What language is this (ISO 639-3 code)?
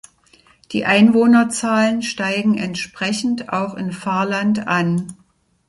deu